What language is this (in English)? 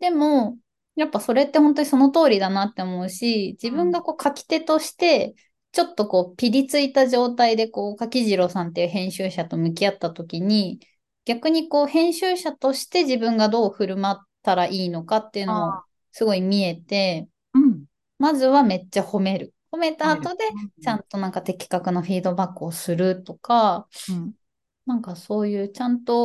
Japanese